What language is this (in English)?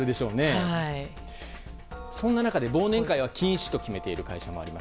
Japanese